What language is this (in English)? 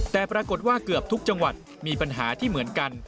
Thai